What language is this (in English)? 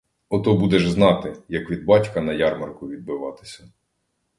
Ukrainian